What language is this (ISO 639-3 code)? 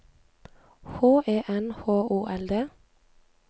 nor